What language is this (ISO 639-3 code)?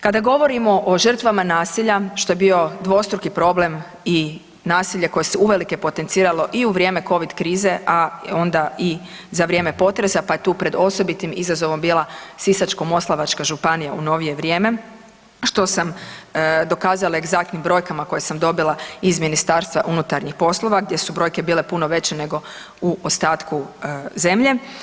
hrv